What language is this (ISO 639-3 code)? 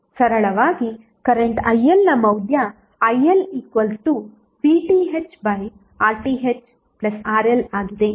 kan